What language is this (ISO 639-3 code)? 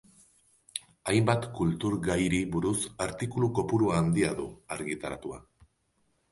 eus